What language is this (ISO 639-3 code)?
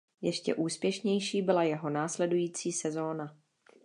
ces